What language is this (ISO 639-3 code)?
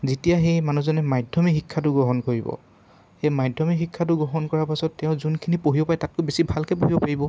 asm